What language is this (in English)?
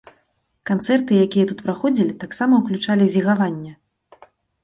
Belarusian